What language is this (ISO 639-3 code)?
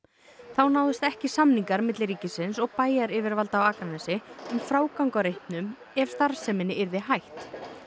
isl